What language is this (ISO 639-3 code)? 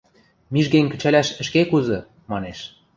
mrj